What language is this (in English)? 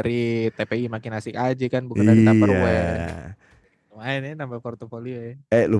Indonesian